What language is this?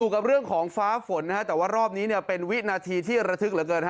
Thai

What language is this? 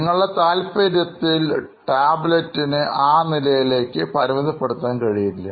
Malayalam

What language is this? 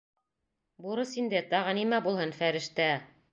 Bashkir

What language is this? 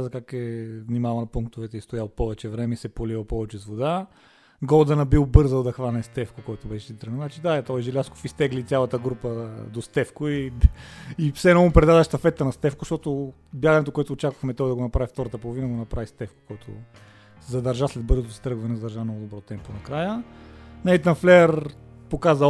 Bulgarian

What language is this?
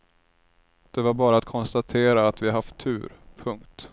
Swedish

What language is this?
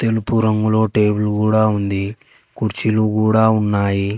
Telugu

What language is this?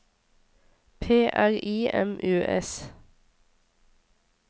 Norwegian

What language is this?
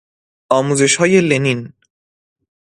Persian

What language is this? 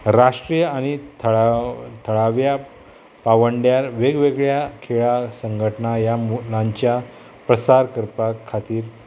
Konkani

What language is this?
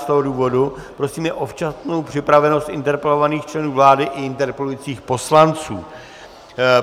Czech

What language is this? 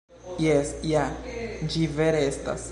Esperanto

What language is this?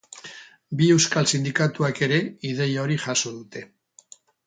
Basque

